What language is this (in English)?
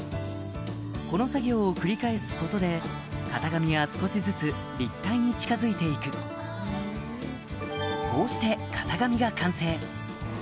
Japanese